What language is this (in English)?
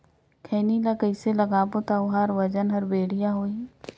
Chhattisgarhi